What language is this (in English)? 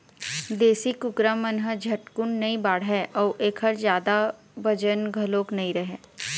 Chhattisgarhi